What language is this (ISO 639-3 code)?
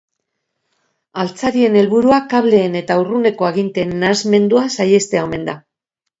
eus